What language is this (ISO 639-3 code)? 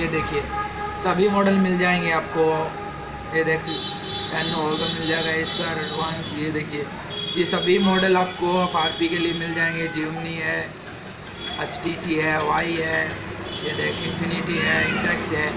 hin